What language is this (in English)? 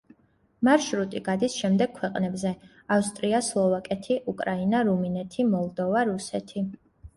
Georgian